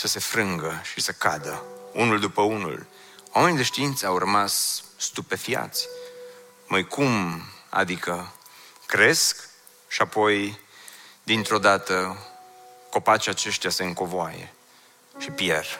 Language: Romanian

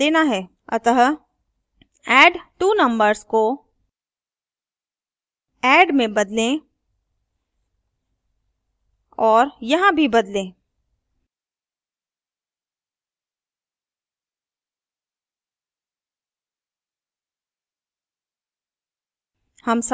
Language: Hindi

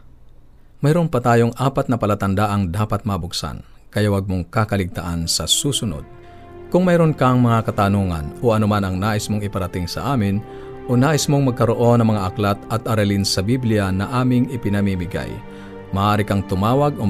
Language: Filipino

